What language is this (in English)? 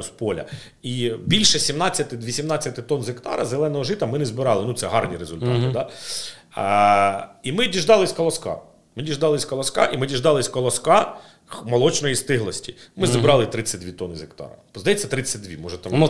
Ukrainian